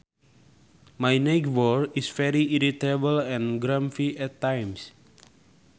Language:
Sundanese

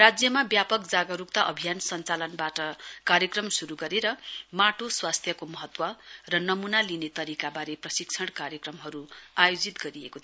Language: Nepali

